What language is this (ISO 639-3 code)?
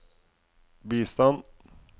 nor